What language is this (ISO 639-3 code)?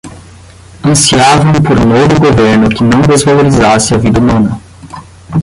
por